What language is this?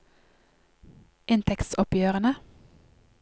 Norwegian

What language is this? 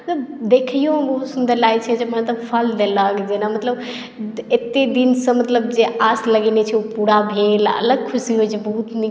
Maithili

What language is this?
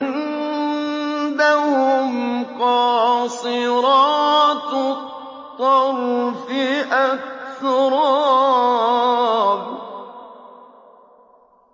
Arabic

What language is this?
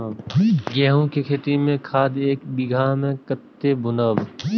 Maithili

